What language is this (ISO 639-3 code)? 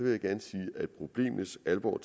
dan